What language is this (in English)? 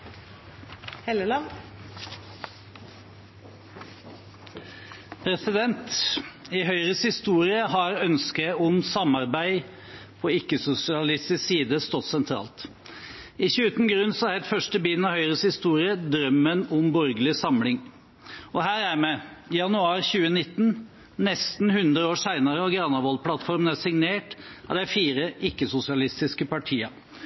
Norwegian